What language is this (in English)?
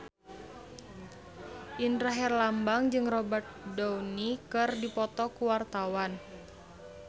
Sundanese